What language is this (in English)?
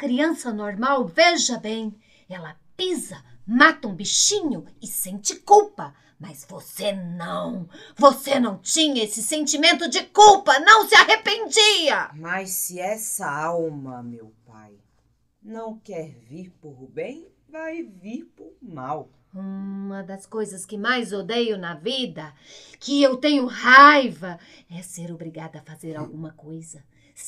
Portuguese